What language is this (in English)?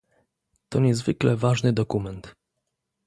Polish